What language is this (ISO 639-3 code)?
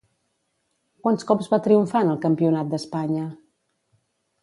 cat